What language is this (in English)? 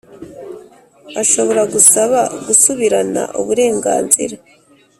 Kinyarwanda